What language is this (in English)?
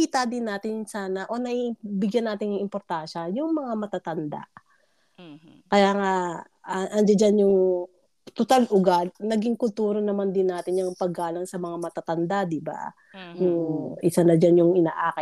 Filipino